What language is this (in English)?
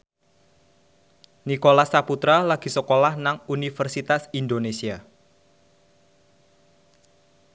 Javanese